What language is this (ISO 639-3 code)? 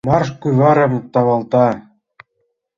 chm